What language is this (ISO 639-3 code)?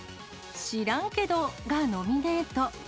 jpn